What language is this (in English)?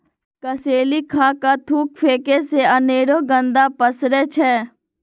Magahi